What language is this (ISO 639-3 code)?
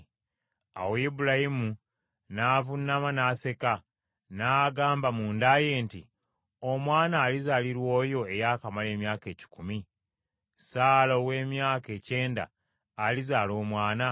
lug